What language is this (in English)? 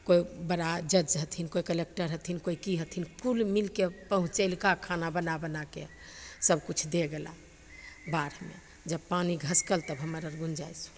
Maithili